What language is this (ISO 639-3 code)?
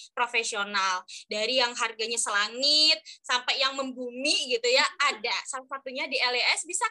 ind